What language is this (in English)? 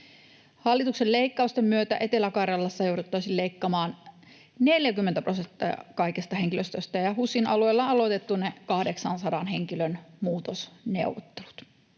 Finnish